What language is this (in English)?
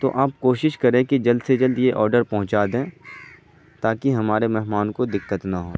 Urdu